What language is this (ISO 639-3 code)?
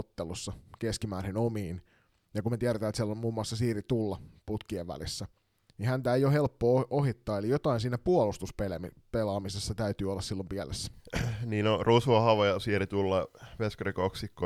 fin